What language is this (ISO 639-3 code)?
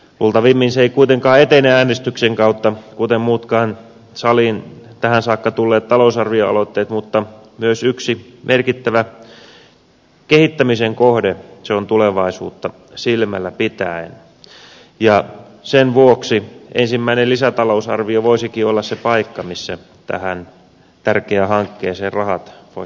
fin